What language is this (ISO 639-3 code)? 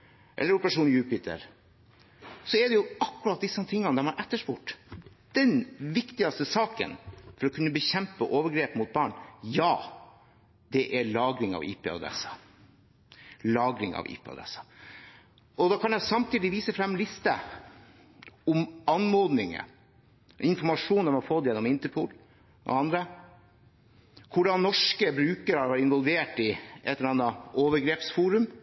nob